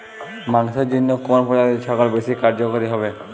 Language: Bangla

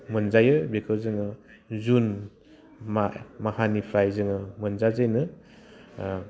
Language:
Bodo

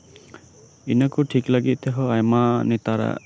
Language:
Santali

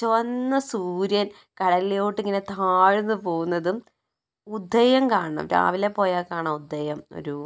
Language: Malayalam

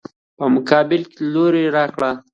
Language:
Pashto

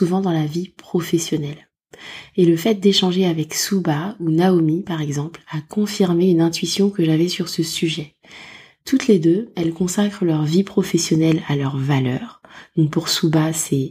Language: French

